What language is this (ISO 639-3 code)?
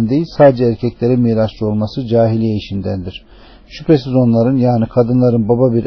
tur